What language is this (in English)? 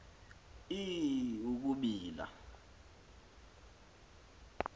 Xhosa